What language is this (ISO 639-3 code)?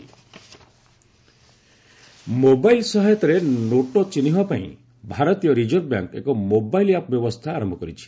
ori